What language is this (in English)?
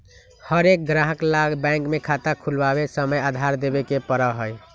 Magahi